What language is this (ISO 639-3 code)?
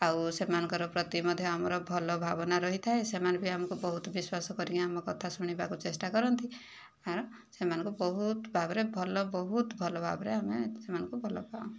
ori